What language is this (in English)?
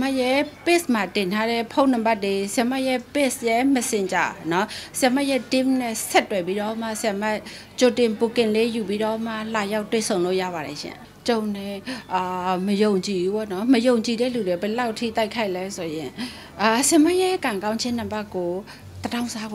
Thai